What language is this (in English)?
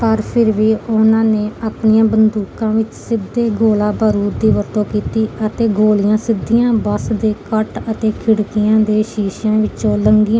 Punjabi